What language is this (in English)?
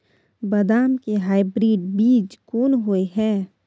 Maithili